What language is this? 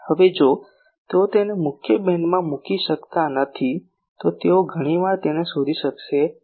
Gujarati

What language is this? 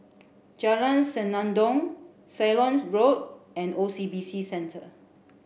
English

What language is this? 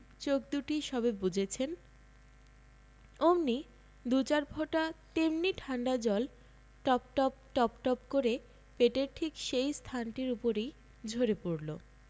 Bangla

